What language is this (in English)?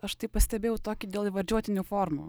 Lithuanian